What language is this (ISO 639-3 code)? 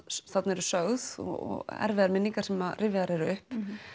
isl